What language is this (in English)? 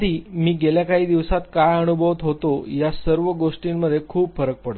Marathi